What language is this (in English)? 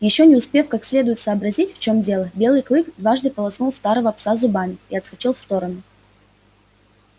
Russian